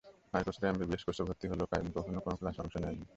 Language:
Bangla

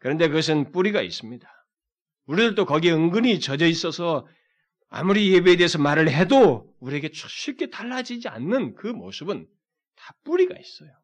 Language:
Korean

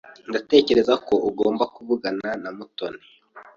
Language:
Kinyarwanda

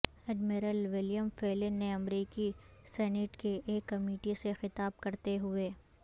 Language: Urdu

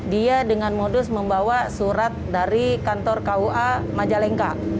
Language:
Indonesian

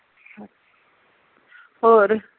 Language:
Punjabi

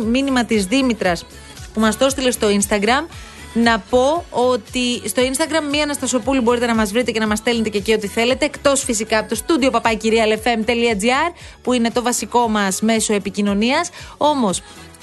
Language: Greek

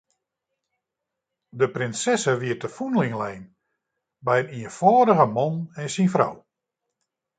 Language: Western Frisian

